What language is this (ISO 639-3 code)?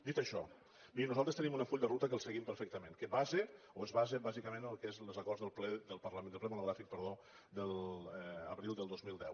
cat